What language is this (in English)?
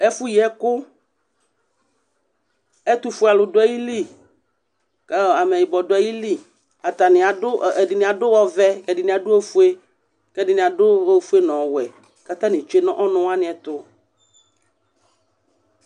Ikposo